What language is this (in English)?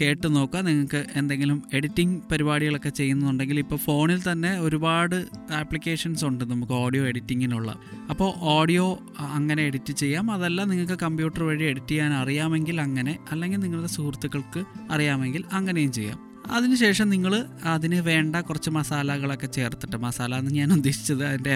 Malayalam